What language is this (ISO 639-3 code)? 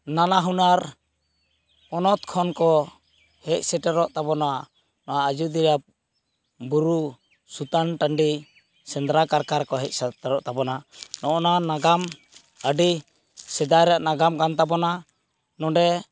sat